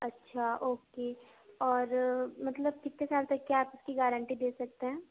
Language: Urdu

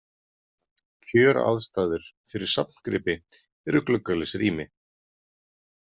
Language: Icelandic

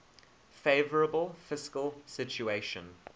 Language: English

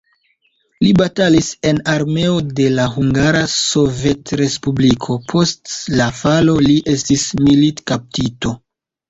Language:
Esperanto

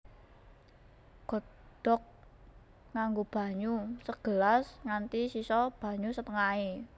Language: Javanese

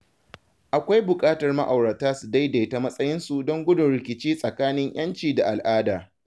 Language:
Hausa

